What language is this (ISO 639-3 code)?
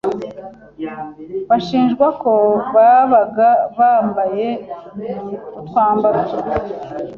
kin